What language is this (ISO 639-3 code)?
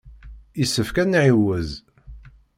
kab